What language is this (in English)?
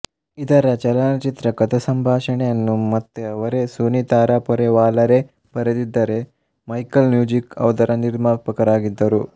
Kannada